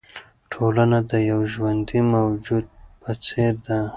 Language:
Pashto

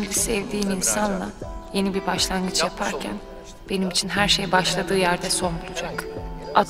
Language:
Turkish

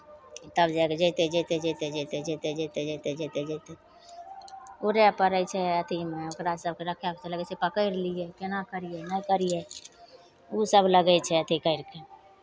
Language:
Maithili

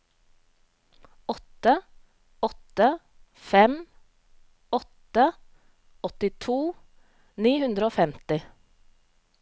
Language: Norwegian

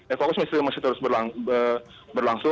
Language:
Indonesian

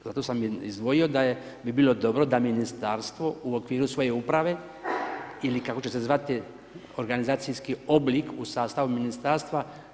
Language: Croatian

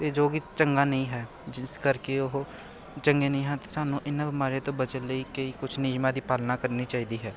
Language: Punjabi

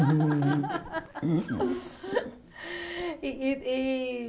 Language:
Portuguese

